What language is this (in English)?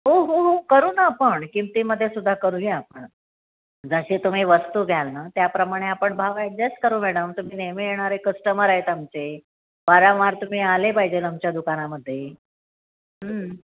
Marathi